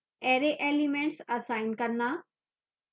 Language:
Hindi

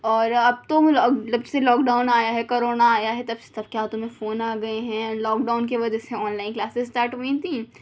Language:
Urdu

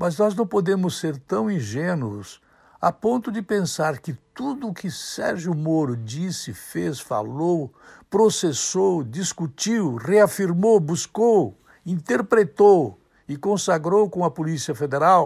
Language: Portuguese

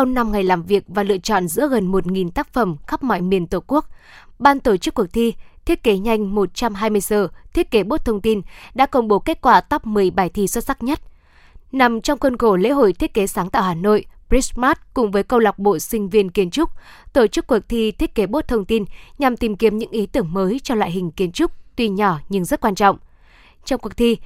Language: Vietnamese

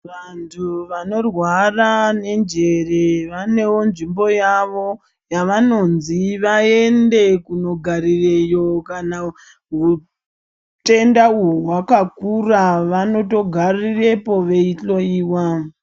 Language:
Ndau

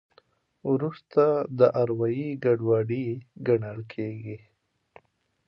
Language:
Pashto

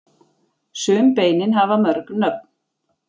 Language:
Icelandic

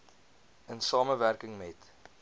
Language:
Afrikaans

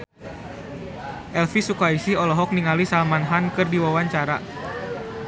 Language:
Sundanese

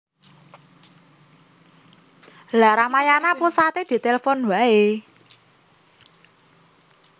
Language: Javanese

